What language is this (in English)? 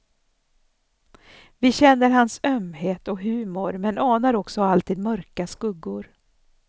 Swedish